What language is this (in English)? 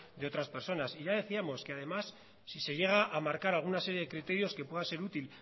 Spanish